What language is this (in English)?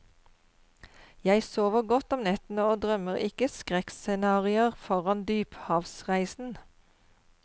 Norwegian